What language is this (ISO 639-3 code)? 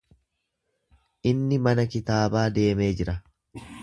orm